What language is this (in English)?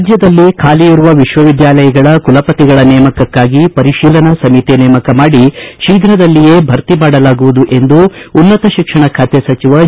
Kannada